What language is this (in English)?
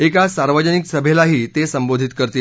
Marathi